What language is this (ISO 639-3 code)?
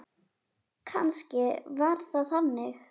isl